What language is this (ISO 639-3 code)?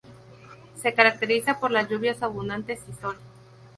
spa